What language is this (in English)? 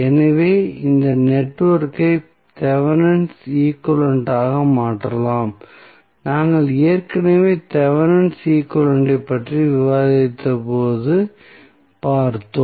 Tamil